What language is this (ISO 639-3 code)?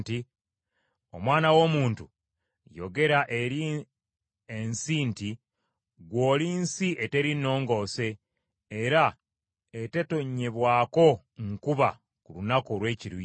lug